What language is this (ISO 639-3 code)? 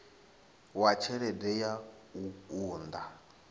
ven